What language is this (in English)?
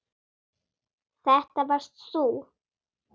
Icelandic